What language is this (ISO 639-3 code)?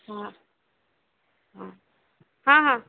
ori